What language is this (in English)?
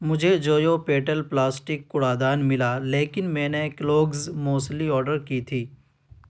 Urdu